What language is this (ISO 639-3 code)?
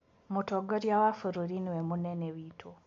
kik